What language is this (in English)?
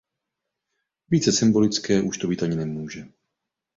Czech